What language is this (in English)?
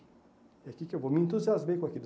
Portuguese